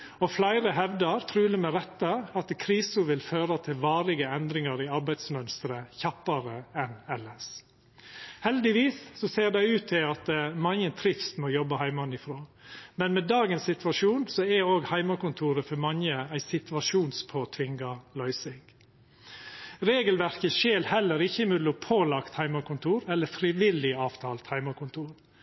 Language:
Norwegian Nynorsk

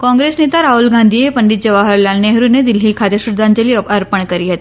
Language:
Gujarati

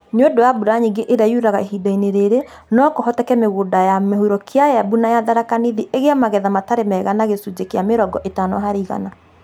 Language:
Kikuyu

